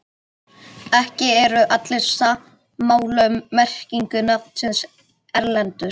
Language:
Icelandic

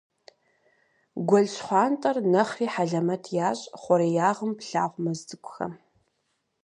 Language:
Kabardian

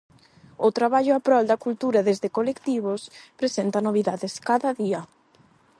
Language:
Galician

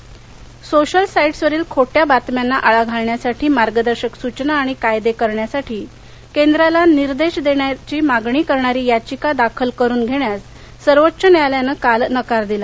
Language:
Marathi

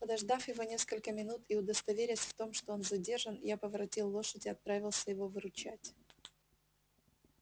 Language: Russian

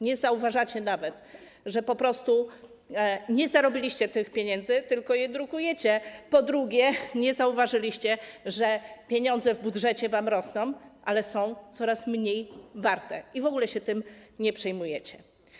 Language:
Polish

